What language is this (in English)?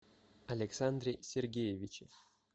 Russian